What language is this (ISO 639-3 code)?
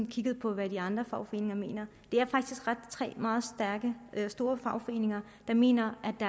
dan